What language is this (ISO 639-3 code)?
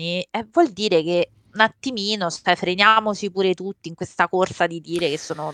ita